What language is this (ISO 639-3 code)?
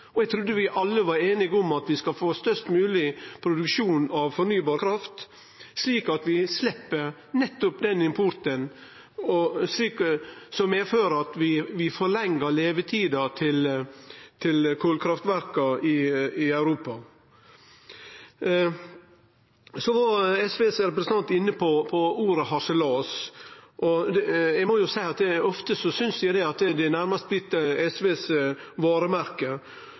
nno